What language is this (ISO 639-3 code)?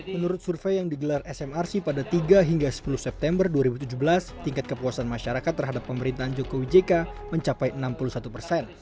ind